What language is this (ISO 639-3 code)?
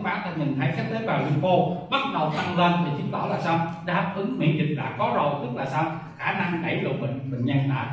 vie